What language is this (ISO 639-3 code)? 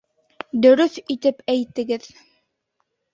bak